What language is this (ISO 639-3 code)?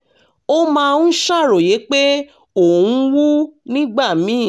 yor